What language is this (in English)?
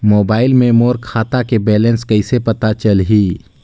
Chhattisgarhi